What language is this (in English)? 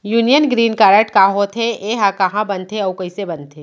Chhattisgarhi